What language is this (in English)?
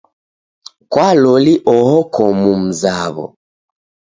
Taita